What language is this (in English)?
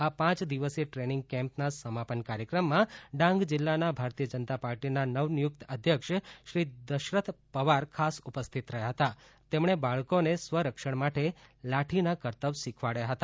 Gujarati